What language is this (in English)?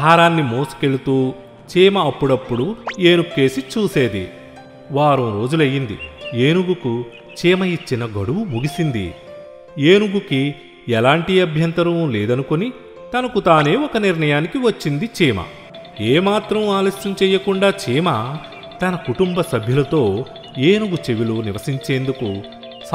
Telugu